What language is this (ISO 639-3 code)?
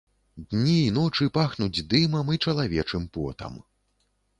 bel